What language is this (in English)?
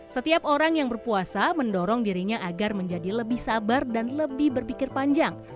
Indonesian